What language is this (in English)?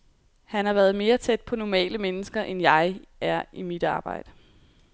Danish